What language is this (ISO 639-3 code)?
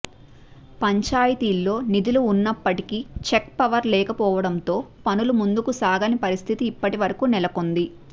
tel